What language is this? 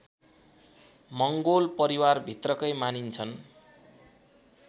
Nepali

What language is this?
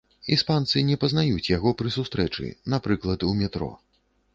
Belarusian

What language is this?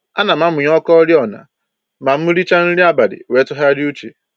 Igbo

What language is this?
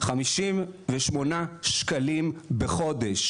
Hebrew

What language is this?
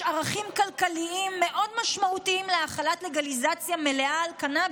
Hebrew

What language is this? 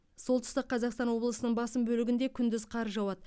Kazakh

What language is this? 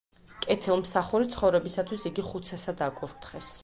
Georgian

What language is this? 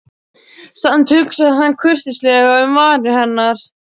Icelandic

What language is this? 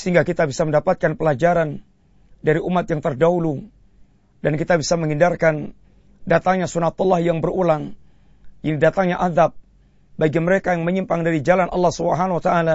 Malay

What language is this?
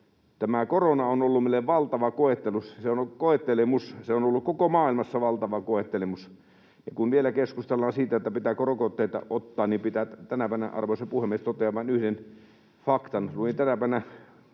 Finnish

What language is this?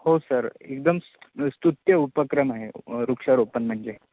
Marathi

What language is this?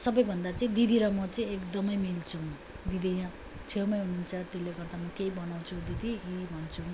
Nepali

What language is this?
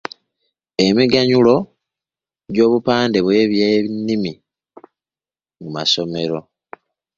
Ganda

